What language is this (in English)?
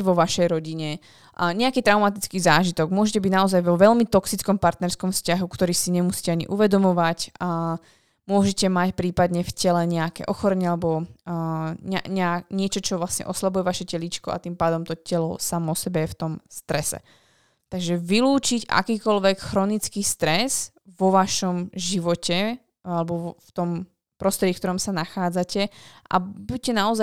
Slovak